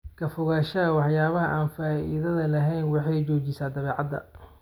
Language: Somali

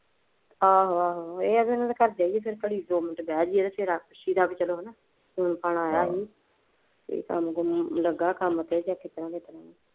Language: Punjabi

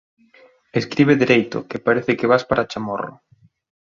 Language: Galician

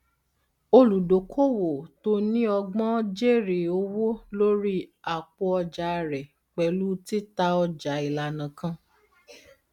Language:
Yoruba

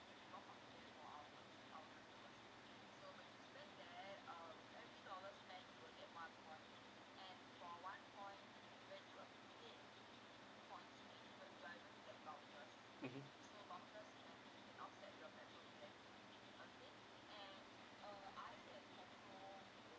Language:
English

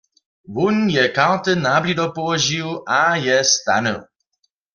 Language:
Upper Sorbian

